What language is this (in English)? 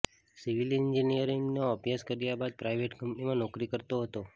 Gujarati